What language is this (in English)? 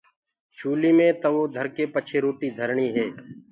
Gurgula